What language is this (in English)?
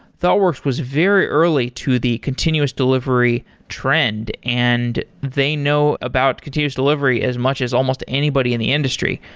English